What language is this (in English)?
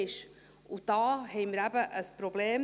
Swiss German